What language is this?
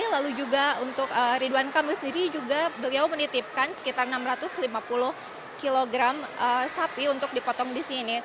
Indonesian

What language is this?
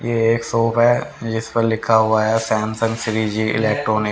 Hindi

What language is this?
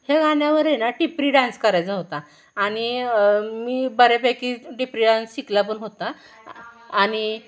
Marathi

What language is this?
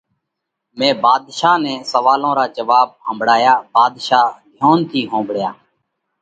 Parkari Koli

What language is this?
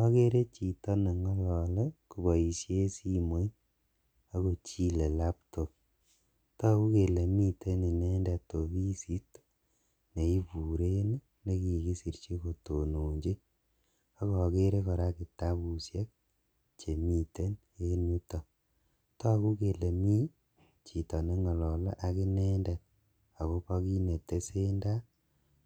Kalenjin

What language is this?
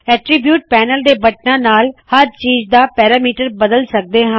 Punjabi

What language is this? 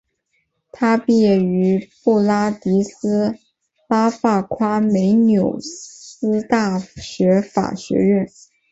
Chinese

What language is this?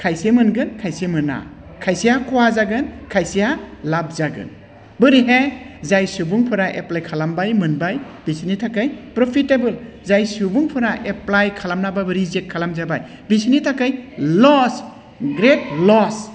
Bodo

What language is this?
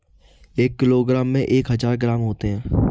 Hindi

